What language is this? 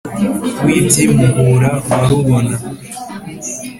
Kinyarwanda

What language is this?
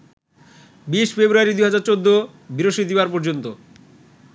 Bangla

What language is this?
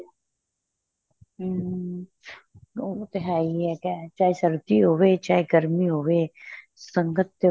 Punjabi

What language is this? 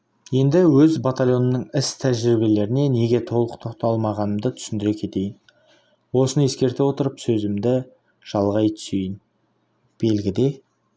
Kazakh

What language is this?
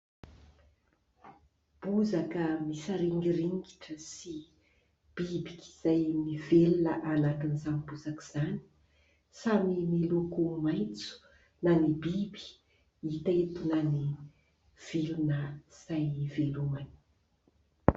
Malagasy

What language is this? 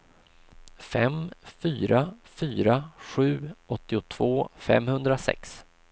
Swedish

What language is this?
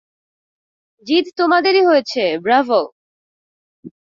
Bangla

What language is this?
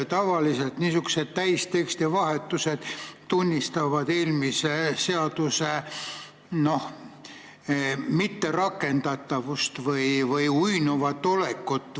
Estonian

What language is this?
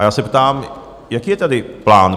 Czech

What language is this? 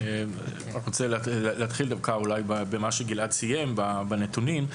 Hebrew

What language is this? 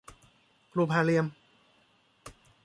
Thai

